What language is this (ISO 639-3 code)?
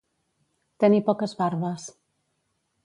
cat